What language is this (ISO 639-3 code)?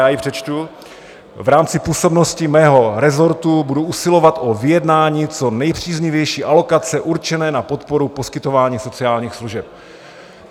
ces